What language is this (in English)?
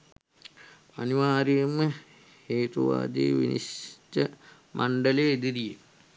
Sinhala